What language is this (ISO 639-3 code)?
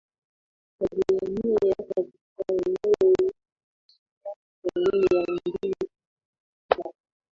swa